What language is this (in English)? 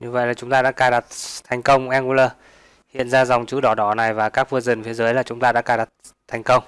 Vietnamese